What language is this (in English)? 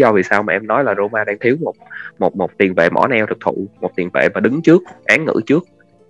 Vietnamese